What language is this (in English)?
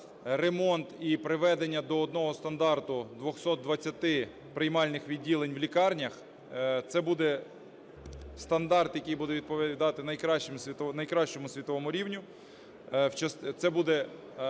Ukrainian